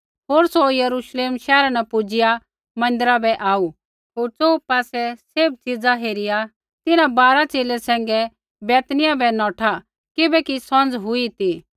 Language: Kullu Pahari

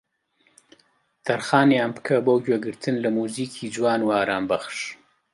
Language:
Central Kurdish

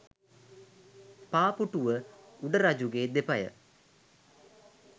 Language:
Sinhala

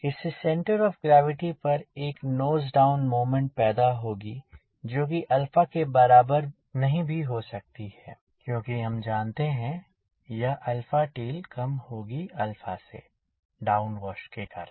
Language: Hindi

